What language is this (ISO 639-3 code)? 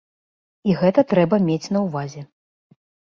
bel